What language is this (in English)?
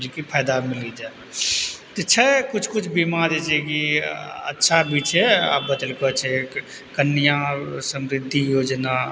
Maithili